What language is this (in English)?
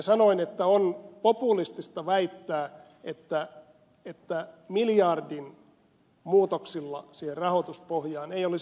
Finnish